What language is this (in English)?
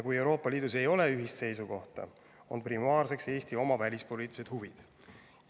Estonian